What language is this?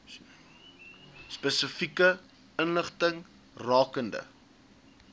Afrikaans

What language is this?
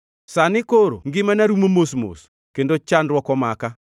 Luo (Kenya and Tanzania)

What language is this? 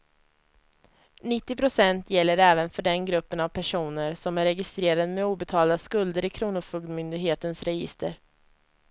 Swedish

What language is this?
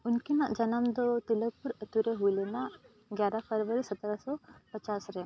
Santali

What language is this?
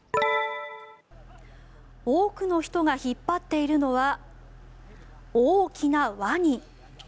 Japanese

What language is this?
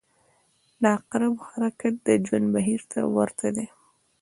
Pashto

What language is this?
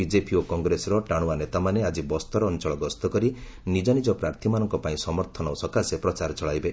Odia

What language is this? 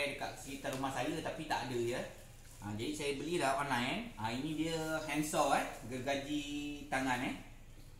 Malay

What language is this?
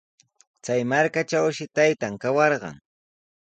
Sihuas Ancash Quechua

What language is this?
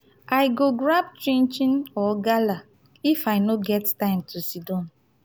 Nigerian Pidgin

